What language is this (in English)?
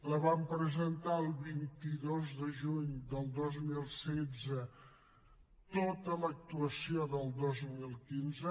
Catalan